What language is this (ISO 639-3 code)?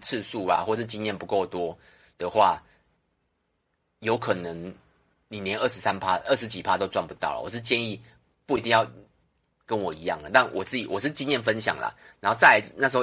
zho